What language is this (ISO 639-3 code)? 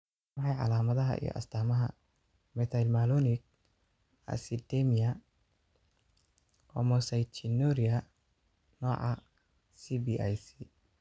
som